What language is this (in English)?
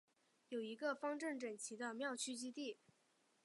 Chinese